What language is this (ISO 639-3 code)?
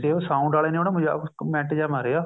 pan